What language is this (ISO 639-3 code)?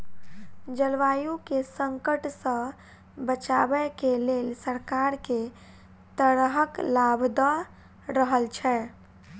mai